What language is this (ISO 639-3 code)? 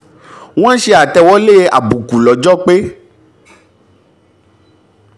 yor